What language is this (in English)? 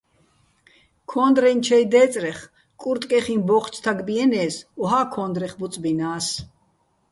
Bats